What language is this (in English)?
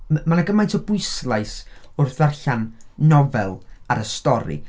Welsh